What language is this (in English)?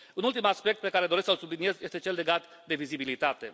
Romanian